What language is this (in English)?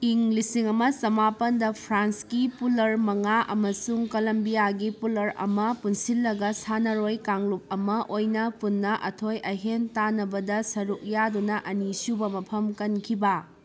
Manipuri